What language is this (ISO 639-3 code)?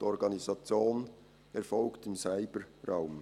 gsw